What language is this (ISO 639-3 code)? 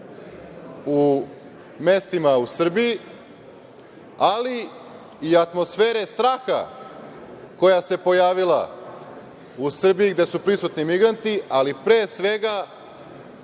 srp